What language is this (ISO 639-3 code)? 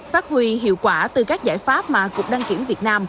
vie